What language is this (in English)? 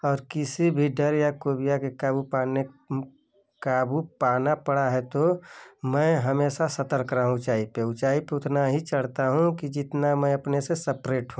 Hindi